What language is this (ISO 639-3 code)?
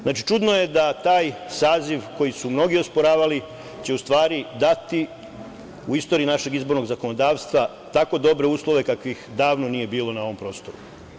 srp